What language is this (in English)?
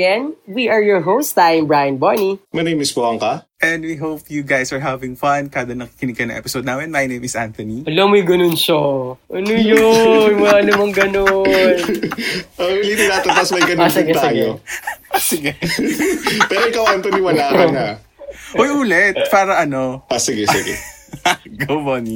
Filipino